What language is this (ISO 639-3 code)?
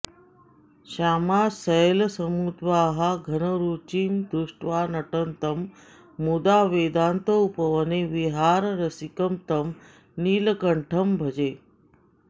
san